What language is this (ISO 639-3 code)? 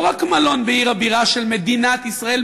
heb